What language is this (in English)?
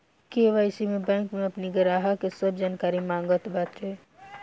Bhojpuri